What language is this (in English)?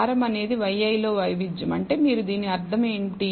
Telugu